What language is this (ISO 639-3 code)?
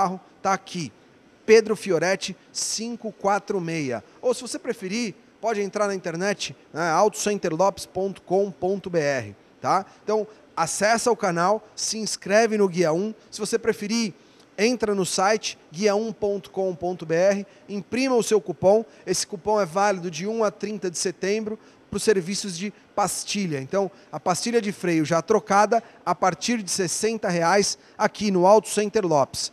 por